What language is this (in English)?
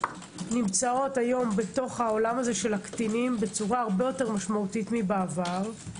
Hebrew